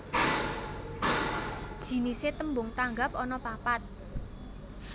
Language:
Javanese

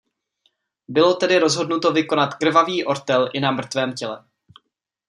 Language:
Czech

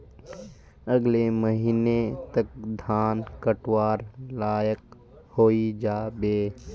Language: Magahi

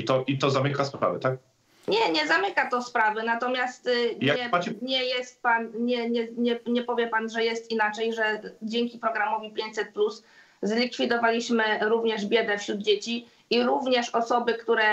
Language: Polish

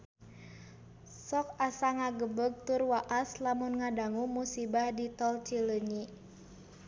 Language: Sundanese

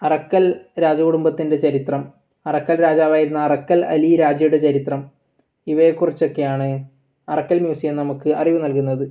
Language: Malayalam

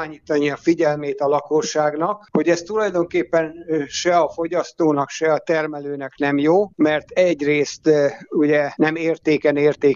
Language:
Hungarian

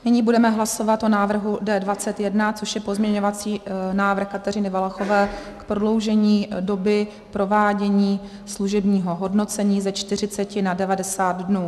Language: Czech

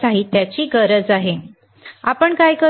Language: Marathi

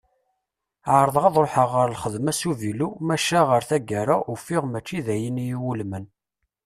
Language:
Kabyle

